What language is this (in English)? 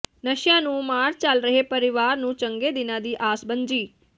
Punjabi